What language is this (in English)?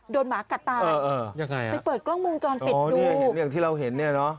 Thai